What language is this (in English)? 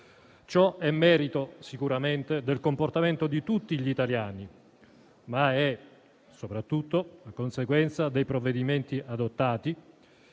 Italian